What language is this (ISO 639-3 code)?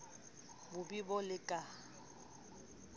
sot